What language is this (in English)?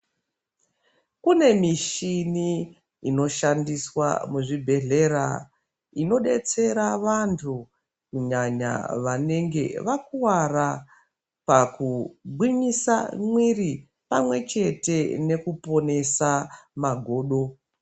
Ndau